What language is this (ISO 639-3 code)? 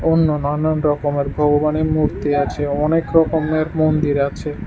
ben